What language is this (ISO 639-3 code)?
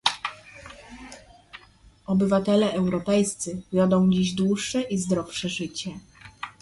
pol